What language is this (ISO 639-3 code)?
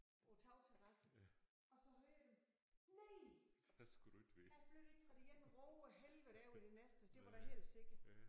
dan